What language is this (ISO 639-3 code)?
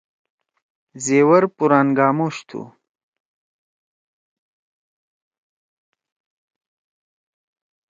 trw